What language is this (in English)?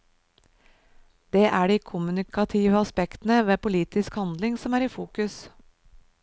Norwegian